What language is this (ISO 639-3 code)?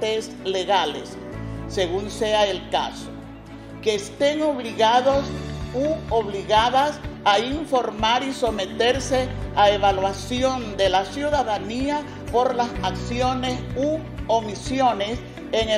spa